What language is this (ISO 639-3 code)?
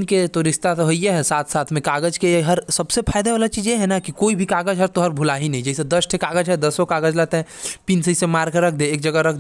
kfp